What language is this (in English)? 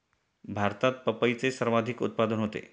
Marathi